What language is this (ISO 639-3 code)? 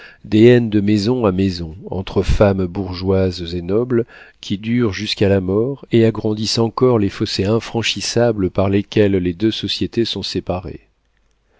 fra